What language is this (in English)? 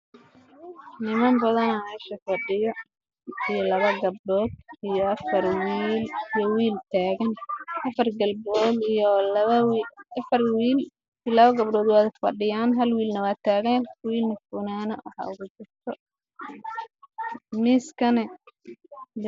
Somali